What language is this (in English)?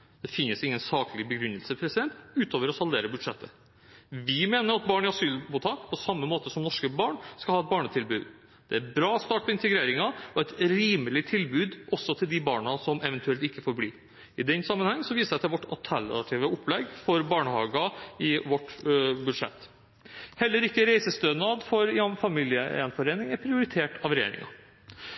Norwegian Bokmål